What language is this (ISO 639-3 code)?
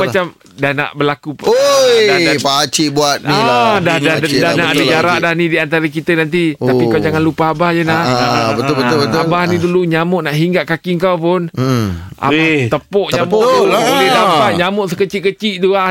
msa